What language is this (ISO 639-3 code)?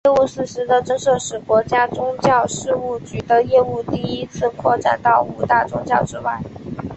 zho